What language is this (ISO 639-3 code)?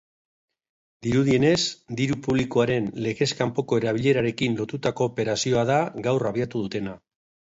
eus